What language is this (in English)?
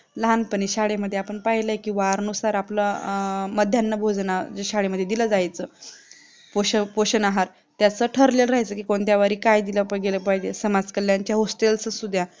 Marathi